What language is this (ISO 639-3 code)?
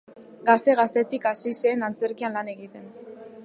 eus